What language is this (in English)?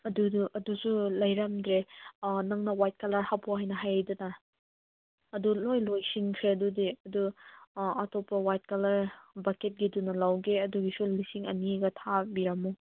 Manipuri